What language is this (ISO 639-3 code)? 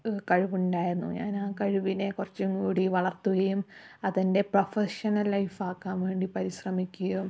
mal